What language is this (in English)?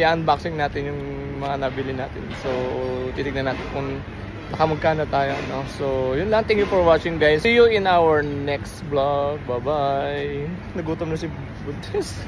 Filipino